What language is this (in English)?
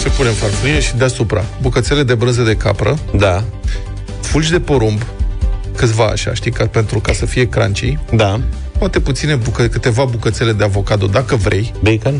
Romanian